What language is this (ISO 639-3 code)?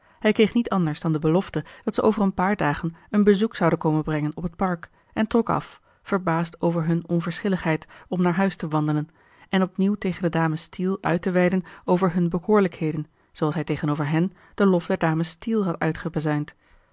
nld